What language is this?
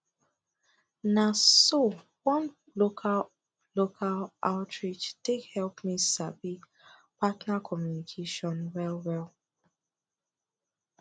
Nigerian Pidgin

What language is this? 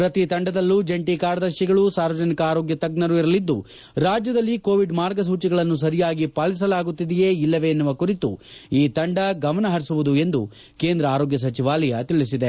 Kannada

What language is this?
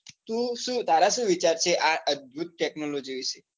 Gujarati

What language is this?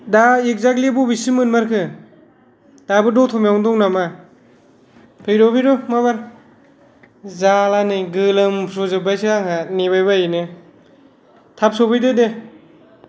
Bodo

